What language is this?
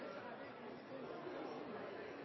Norwegian Bokmål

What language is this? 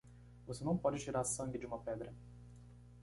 Portuguese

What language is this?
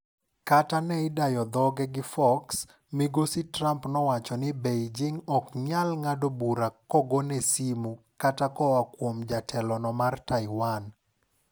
Luo (Kenya and Tanzania)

